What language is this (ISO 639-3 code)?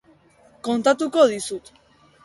eus